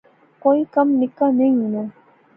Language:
Pahari-Potwari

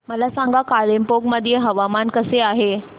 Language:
Marathi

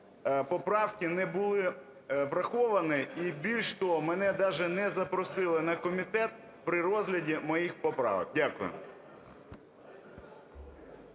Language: Ukrainian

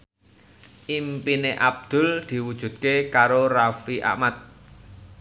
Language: Javanese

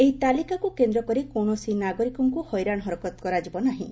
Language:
Odia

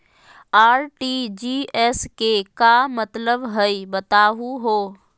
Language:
Magahi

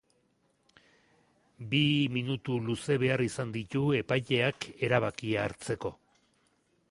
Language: Basque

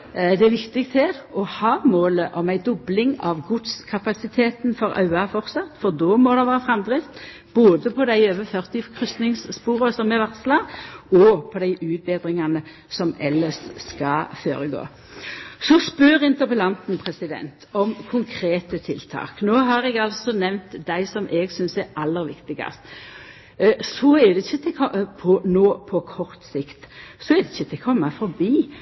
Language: Norwegian Nynorsk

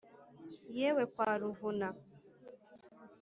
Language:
Kinyarwanda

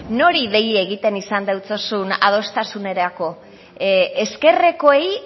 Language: Basque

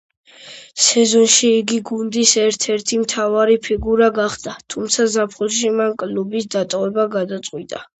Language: Georgian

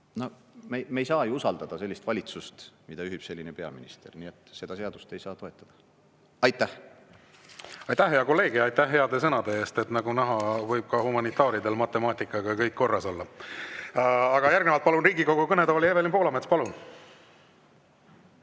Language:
Estonian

